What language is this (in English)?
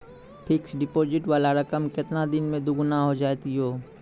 Maithili